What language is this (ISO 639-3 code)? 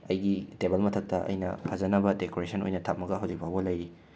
mni